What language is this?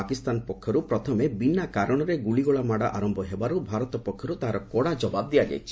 Odia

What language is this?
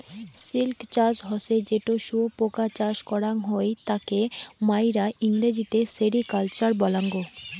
Bangla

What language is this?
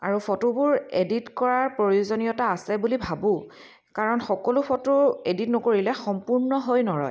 Assamese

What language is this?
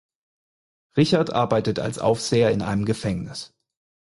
German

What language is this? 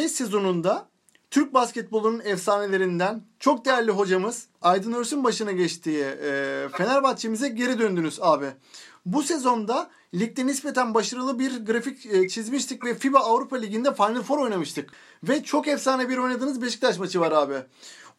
Turkish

